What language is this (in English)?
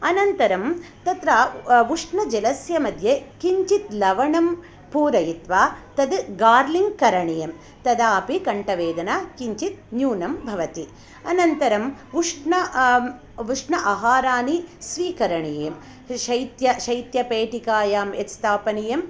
Sanskrit